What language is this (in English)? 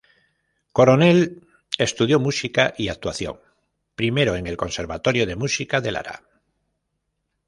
Spanish